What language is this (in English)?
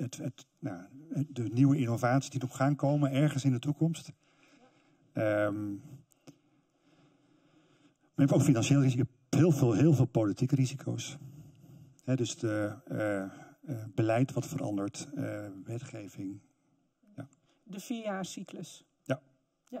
Dutch